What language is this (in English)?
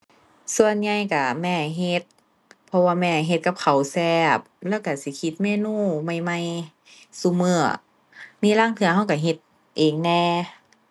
Thai